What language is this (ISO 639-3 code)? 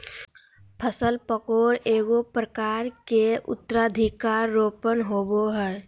mag